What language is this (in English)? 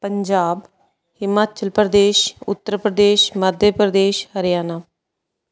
Punjabi